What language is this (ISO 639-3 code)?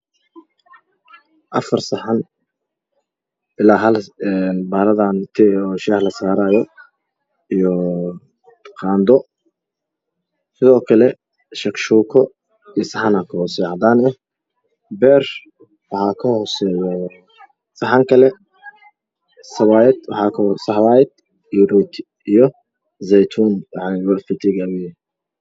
som